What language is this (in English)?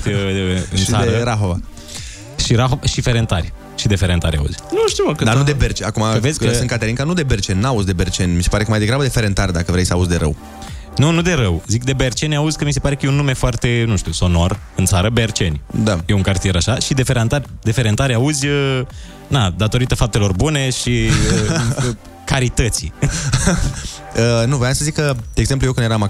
Romanian